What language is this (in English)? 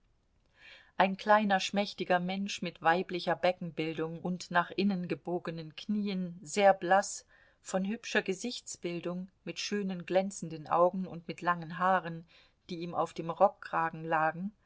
German